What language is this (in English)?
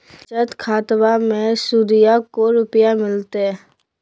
Magahi